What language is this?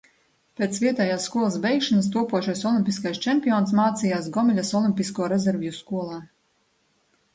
Latvian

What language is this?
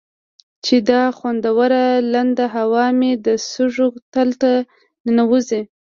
Pashto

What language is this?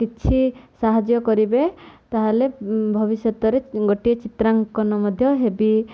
Odia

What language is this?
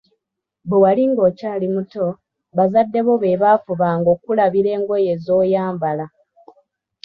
Ganda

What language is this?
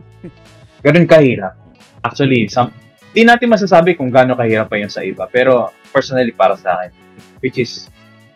Filipino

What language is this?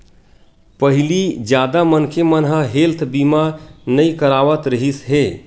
Chhattisgarhi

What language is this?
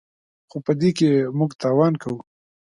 Pashto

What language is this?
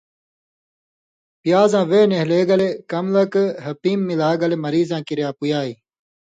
Indus Kohistani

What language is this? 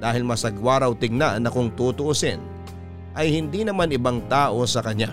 Filipino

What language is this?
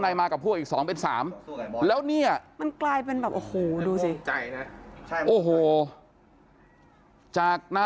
Thai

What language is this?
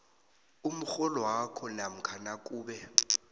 South Ndebele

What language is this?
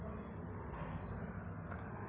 Hindi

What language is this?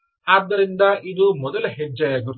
Kannada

